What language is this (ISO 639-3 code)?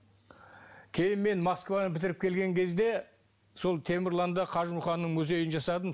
kaz